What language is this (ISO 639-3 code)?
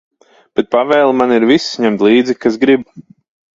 lav